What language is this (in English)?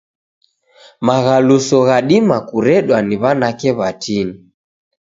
Taita